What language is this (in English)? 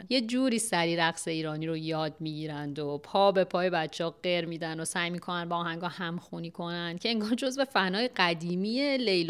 Persian